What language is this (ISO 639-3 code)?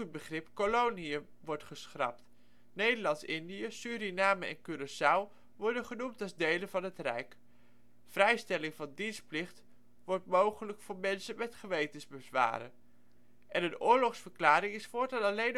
nld